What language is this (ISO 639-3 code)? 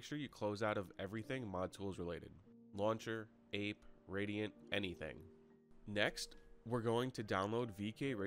eng